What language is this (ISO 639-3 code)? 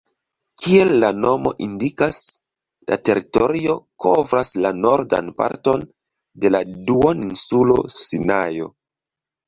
epo